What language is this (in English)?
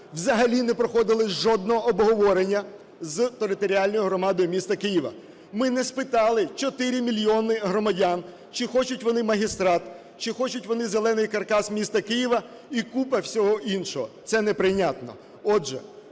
Ukrainian